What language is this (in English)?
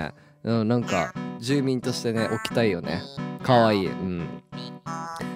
Japanese